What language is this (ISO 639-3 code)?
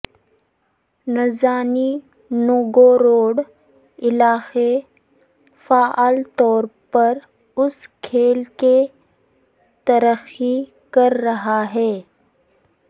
urd